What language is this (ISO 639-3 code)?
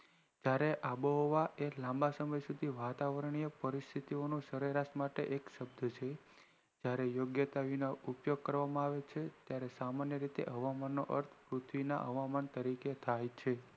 guj